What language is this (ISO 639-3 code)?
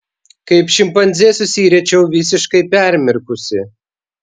lit